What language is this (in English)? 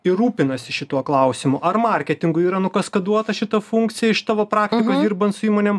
Lithuanian